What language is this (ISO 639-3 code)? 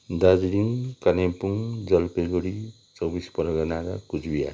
nep